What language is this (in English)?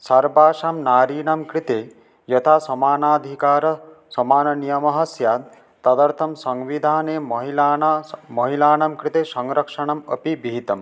Sanskrit